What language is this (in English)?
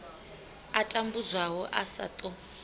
Venda